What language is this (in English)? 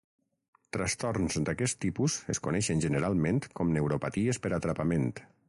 Catalan